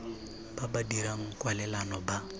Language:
Tswana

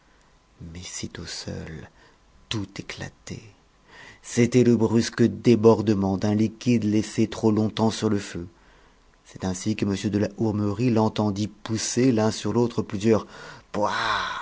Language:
French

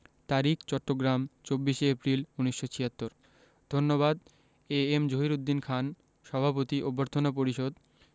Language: Bangla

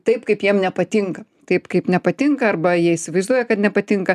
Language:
Lithuanian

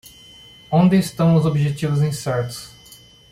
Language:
Portuguese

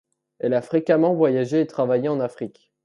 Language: French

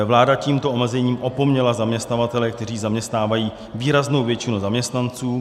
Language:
Czech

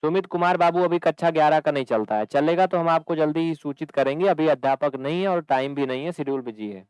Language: Hindi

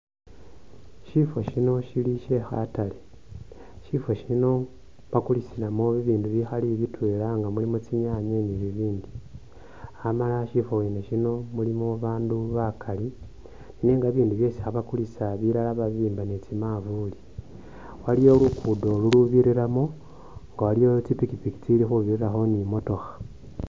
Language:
Masaaba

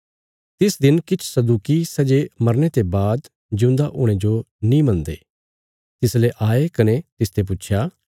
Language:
Bilaspuri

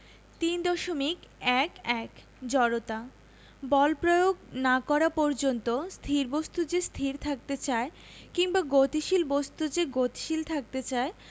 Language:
Bangla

